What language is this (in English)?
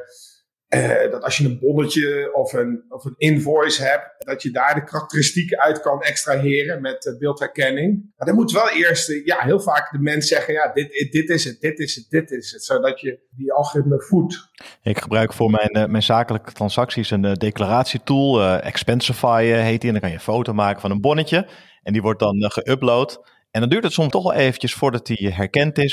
Dutch